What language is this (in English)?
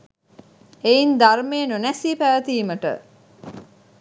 Sinhala